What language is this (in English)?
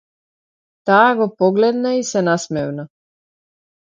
Macedonian